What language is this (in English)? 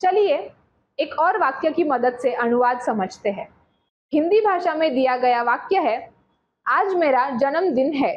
Hindi